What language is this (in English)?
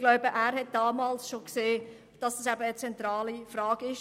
Swiss German